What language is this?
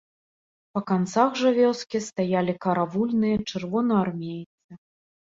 Belarusian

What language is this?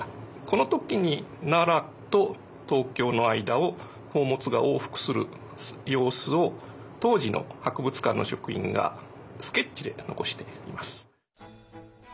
Japanese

